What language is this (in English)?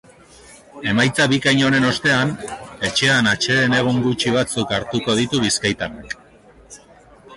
Basque